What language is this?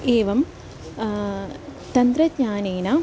Sanskrit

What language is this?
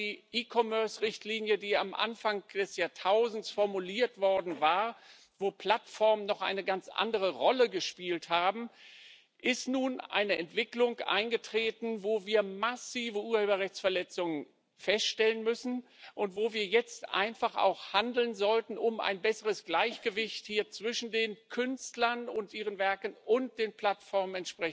German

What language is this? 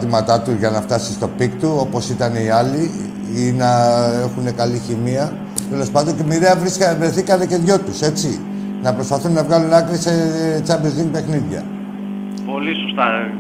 Greek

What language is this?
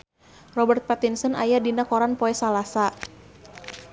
Sundanese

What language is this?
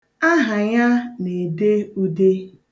Igbo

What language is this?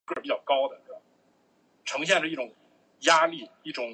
Chinese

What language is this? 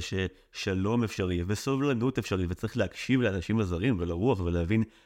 Hebrew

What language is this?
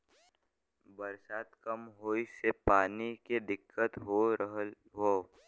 Bhojpuri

